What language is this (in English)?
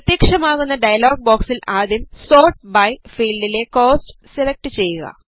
Malayalam